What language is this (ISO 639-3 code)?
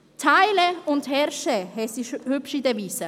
gsw